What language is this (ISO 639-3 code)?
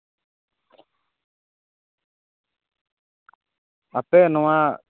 sat